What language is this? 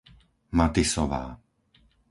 Slovak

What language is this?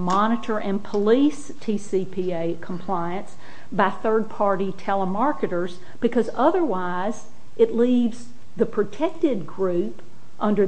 English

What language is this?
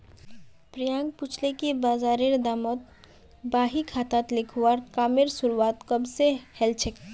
Magahi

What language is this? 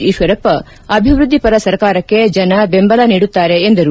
Kannada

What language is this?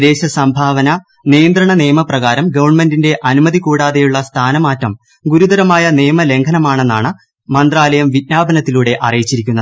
Malayalam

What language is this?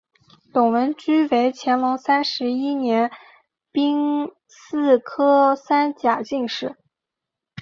Chinese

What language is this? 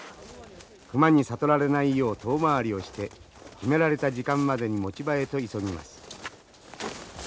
Japanese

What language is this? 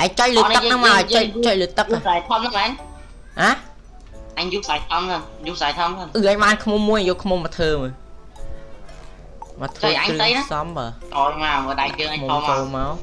Vietnamese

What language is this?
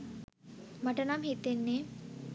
Sinhala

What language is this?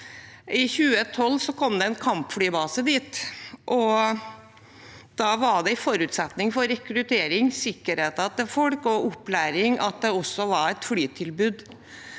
Norwegian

